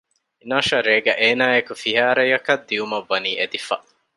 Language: Divehi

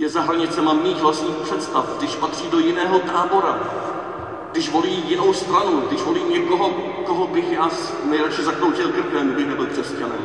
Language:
Czech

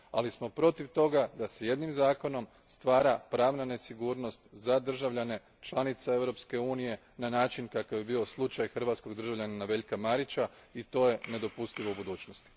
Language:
Croatian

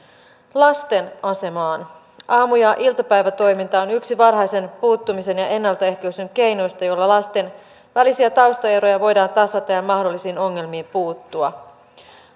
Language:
Finnish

